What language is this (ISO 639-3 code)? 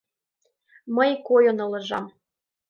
chm